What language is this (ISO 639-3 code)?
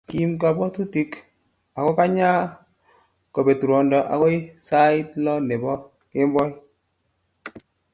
kln